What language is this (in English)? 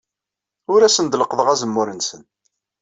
Kabyle